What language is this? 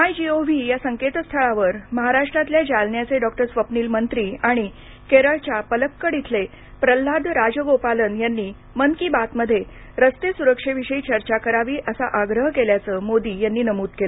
Marathi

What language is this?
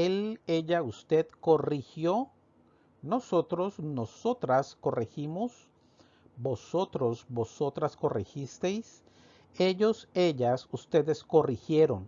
Spanish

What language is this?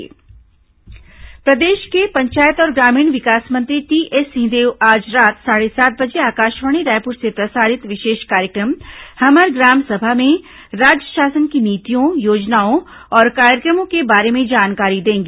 Hindi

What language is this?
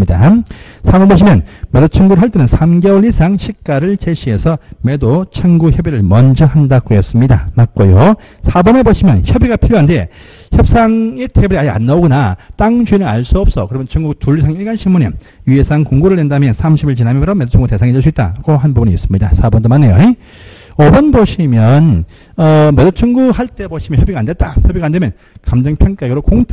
Korean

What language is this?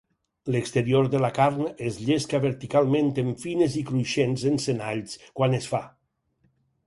Catalan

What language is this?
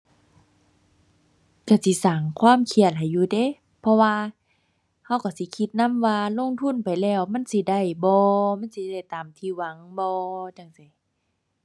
Thai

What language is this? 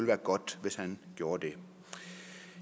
Danish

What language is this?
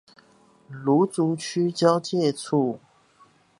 Chinese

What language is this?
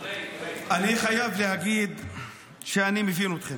Hebrew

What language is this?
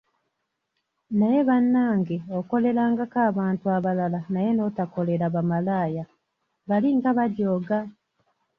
Ganda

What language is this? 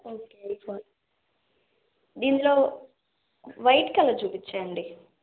Telugu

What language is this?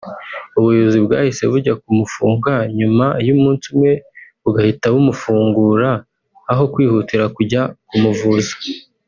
Kinyarwanda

